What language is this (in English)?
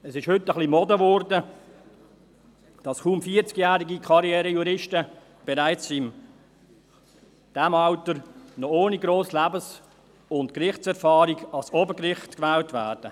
Swiss German